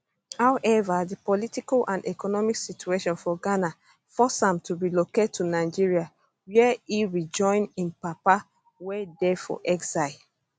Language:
Nigerian Pidgin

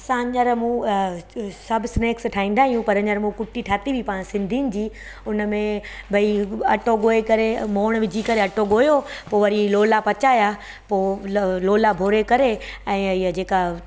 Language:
Sindhi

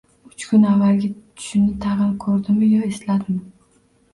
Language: Uzbek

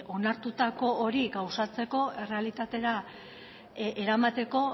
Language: Basque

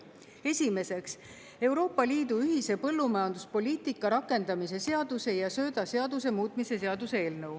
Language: Estonian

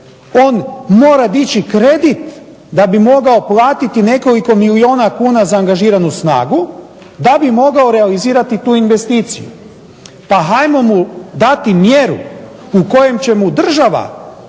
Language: Croatian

